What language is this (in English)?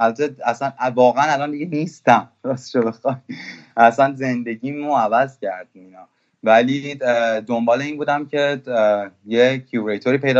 Persian